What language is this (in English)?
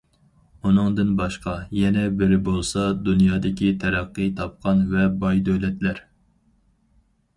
Uyghur